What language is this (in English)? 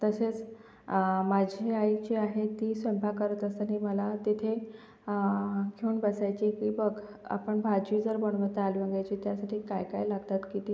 Marathi